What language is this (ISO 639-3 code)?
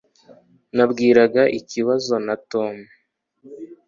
kin